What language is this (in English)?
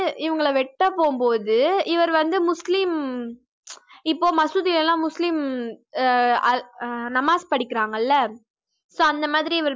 Tamil